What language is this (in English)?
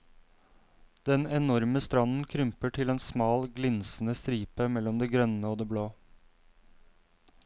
Norwegian